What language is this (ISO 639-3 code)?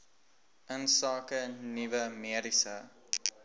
afr